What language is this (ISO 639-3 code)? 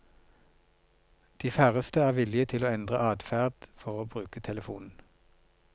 nor